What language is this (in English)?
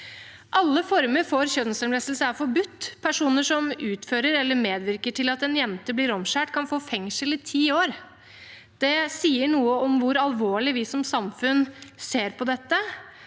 Norwegian